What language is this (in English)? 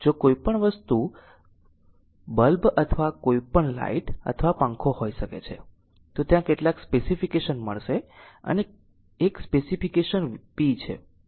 Gujarati